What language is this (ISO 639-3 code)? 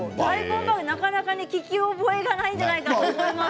jpn